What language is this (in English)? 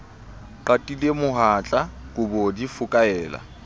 Southern Sotho